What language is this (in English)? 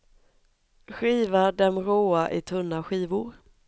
Swedish